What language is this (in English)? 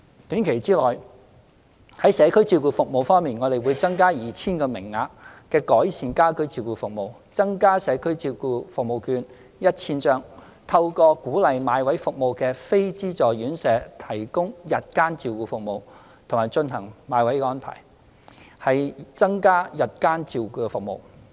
Cantonese